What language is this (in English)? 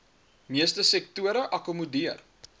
Afrikaans